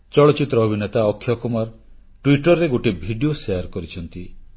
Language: Odia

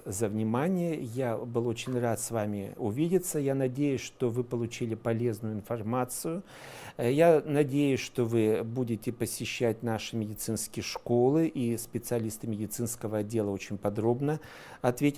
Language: Russian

